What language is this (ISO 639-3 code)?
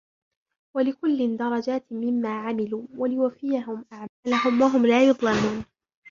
ara